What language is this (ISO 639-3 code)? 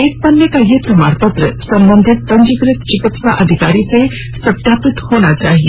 hin